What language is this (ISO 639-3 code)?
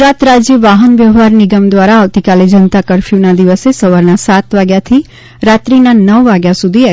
guj